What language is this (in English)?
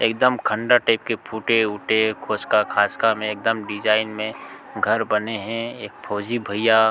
Chhattisgarhi